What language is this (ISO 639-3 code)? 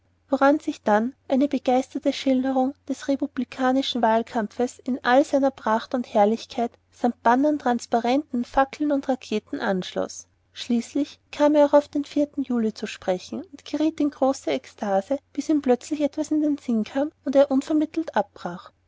deu